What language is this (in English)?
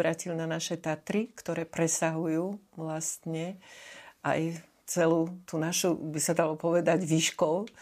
Slovak